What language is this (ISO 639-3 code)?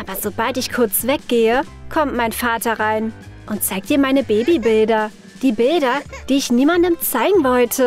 deu